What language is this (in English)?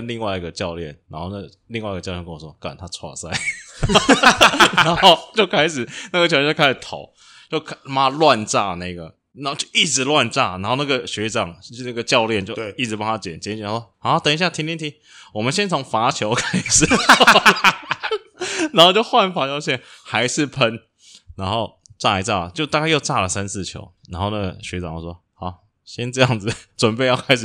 Chinese